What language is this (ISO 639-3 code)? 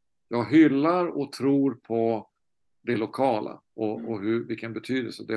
swe